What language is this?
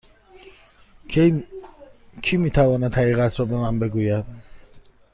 Persian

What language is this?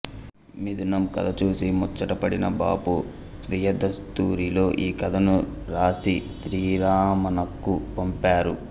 Telugu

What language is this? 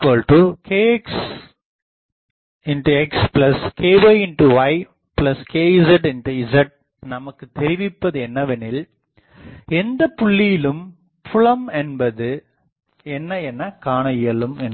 Tamil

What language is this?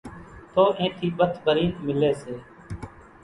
Kachi Koli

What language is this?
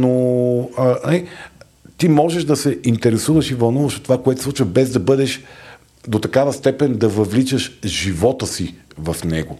Bulgarian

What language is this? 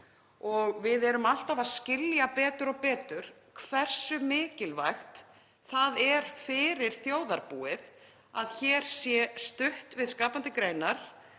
Icelandic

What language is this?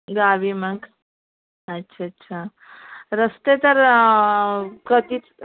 Marathi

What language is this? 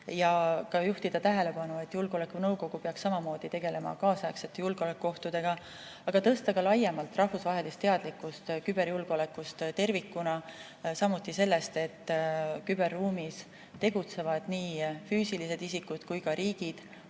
Estonian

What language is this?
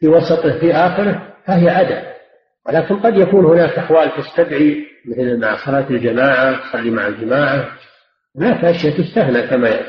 Arabic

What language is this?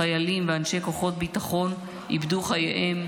Hebrew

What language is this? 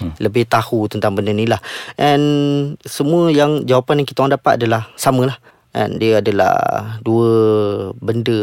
Malay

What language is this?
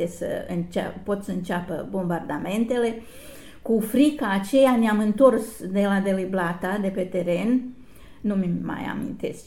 Romanian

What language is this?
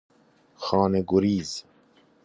Persian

